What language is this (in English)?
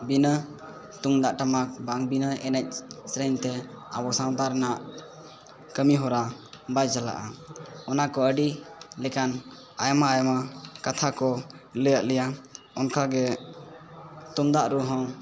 Santali